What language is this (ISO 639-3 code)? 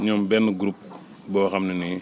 wol